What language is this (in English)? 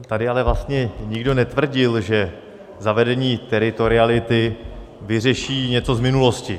Czech